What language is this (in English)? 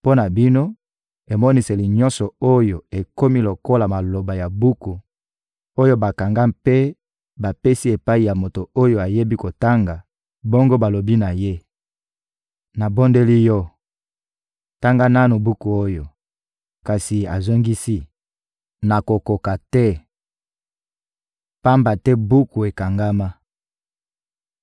Lingala